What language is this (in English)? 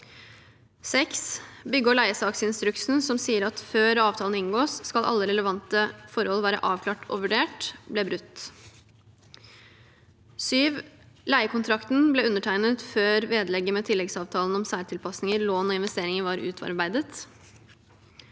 Norwegian